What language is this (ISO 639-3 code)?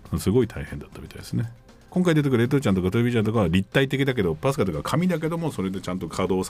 jpn